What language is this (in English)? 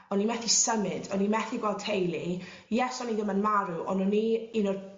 Welsh